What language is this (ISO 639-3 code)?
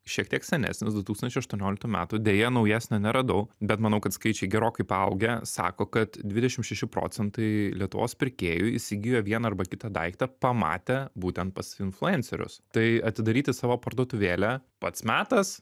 lit